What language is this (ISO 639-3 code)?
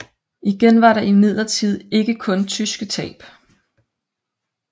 dan